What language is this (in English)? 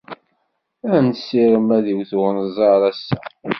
Kabyle